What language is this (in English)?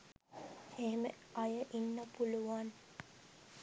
Sinhala